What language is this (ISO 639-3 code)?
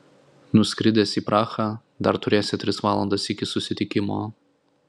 lit